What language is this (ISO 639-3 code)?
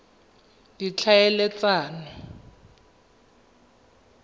tsn